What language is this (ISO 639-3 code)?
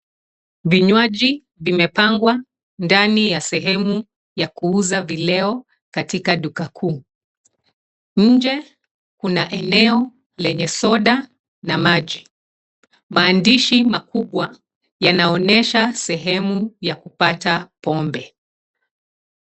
swa